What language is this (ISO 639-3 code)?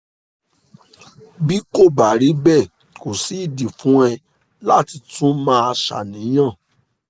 yor